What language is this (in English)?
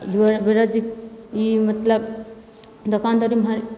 Maithili